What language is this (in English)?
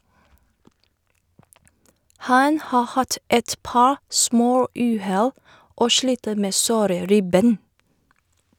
Norwegian